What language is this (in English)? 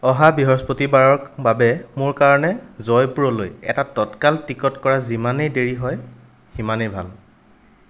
Assamese